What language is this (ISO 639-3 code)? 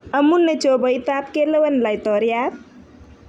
kln